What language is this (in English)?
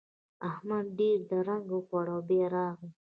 Pashto